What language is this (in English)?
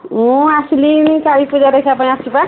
Odia